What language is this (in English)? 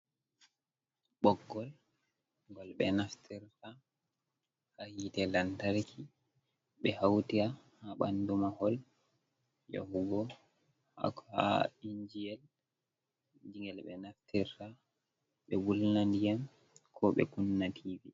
Fula